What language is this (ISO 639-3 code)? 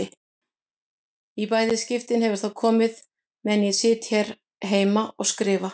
isl